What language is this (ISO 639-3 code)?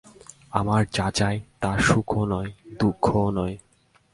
ben